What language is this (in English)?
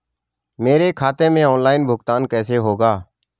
Hindi